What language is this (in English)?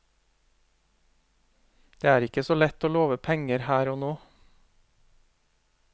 Norwegian